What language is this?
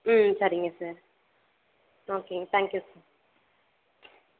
Tamil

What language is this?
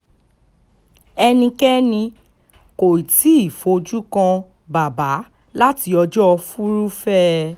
Yoruba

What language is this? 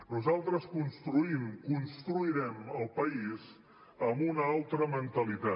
Catalan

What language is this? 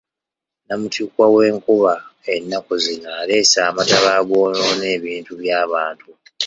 Ganda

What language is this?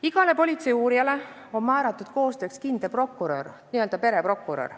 Estonian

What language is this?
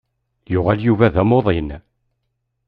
Kabyle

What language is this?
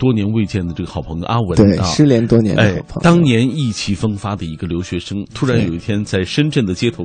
Chinese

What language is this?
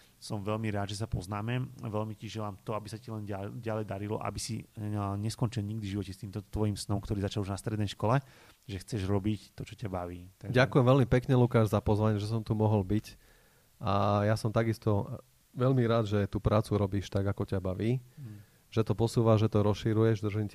Slovak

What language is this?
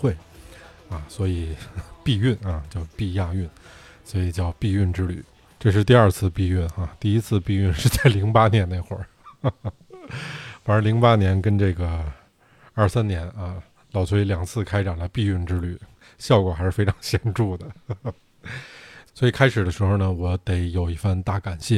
Chinese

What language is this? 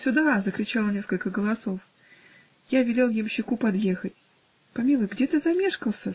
Russian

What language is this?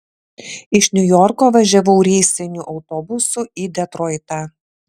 Lithuanian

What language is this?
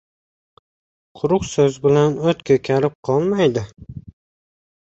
Uzbek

